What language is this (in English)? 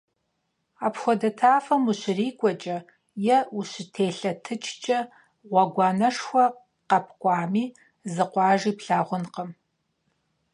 Kabardian